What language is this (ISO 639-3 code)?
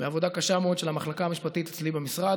heb